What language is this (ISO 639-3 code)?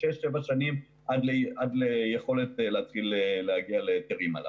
heb